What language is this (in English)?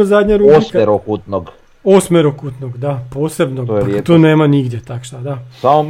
Croatian